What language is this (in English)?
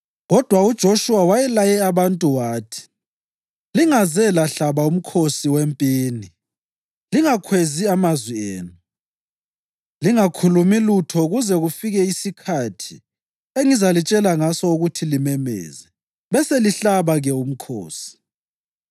North Ndebele